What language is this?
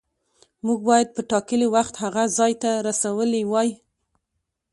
Pashto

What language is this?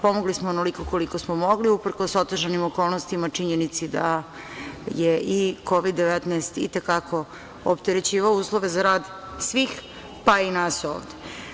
Serbian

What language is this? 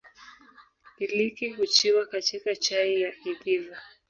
Swahili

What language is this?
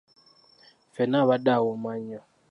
Ganda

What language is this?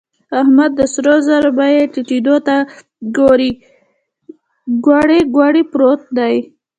Pashto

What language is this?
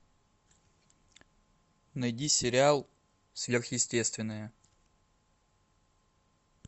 Russian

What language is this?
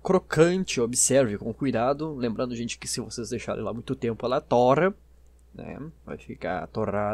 Portuguese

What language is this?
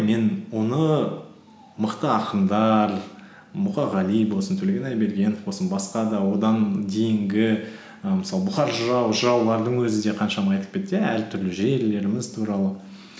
Kazakh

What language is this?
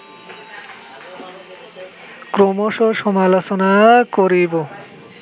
Bangla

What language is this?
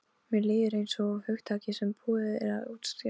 Icelandic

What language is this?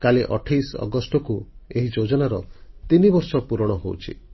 Odia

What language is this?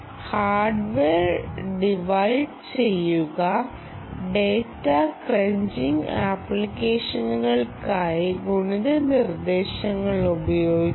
Malayalam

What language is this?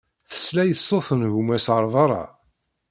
Kabyle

